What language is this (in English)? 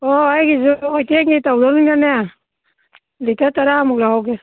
Manipuri